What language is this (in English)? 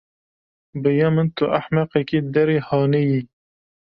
Kurdish